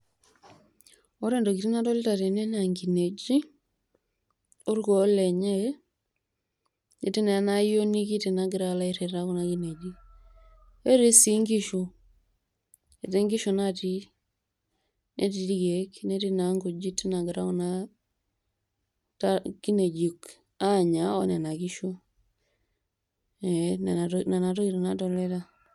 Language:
Masai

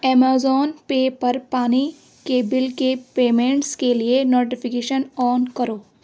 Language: Urdu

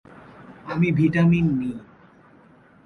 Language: Bangla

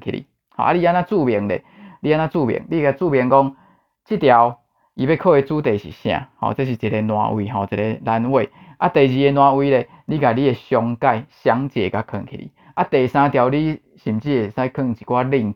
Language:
Chinese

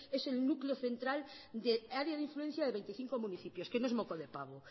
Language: Spanish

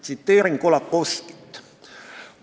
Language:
Estonian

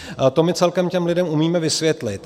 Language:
Czech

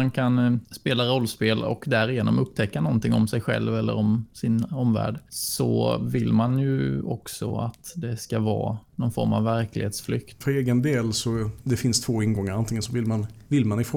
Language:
Swedish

